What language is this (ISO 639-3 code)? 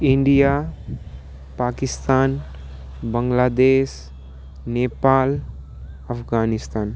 nep